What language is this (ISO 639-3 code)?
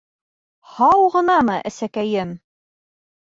bak